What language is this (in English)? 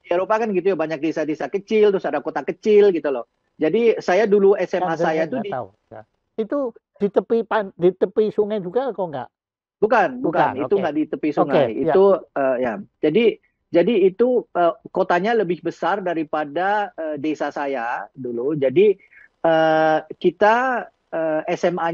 Indonesian